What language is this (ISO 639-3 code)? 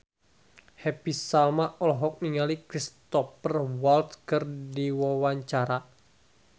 sun